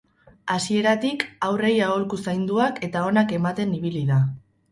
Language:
Basque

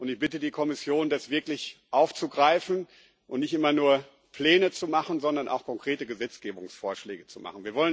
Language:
German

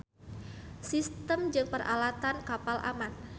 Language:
Sundanese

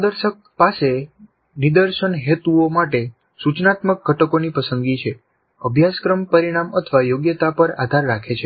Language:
Gujarati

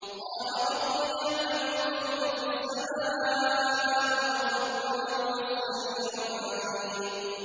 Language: Arabic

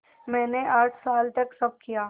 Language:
Hindi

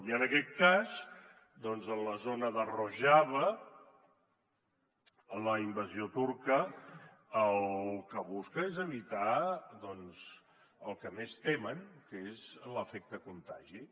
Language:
Catalan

